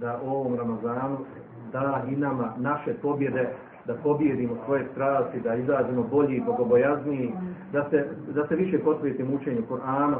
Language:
Croatian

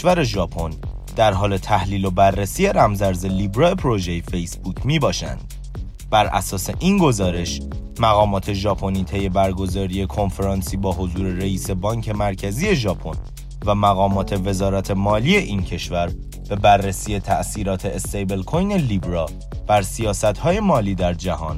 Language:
Persian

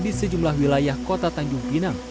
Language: Indonesian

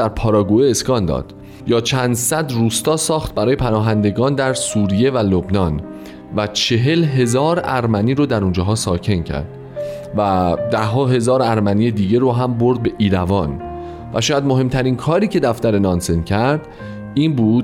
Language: Persian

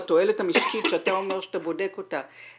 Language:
Hebrew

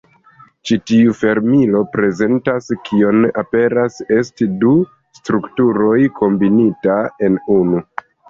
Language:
Esperanto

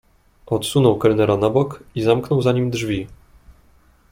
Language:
Polish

